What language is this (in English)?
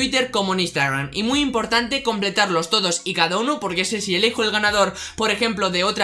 Spanish